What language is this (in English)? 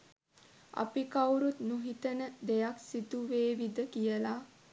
Sinhala